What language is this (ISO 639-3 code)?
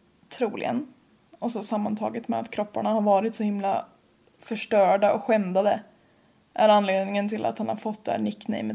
swe